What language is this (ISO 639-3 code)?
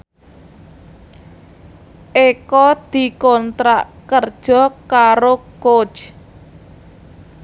jav